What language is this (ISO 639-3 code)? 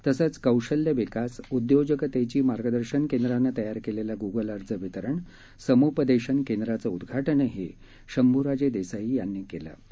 mar